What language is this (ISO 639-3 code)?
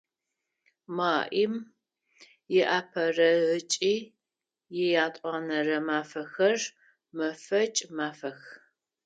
ady